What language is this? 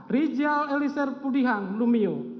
Indonesian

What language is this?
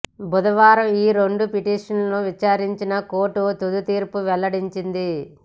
Telugu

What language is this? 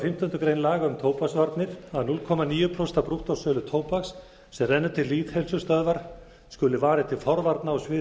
Icelandic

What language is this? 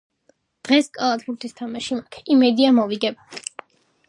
Georgian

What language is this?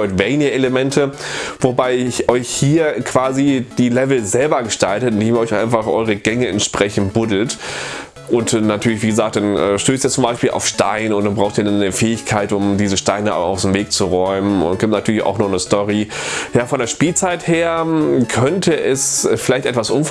German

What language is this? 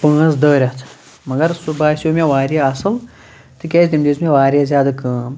Kashmiri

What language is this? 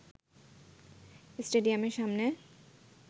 Bangla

